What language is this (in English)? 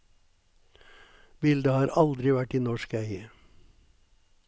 Norwegian